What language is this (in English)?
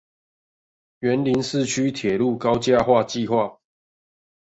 Chinese